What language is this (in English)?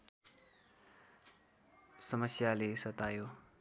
Nepali